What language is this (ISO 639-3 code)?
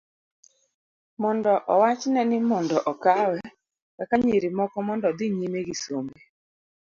luo